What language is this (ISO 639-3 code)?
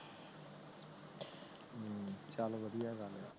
pan